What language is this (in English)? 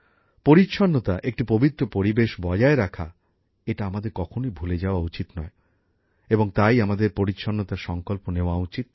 Bangla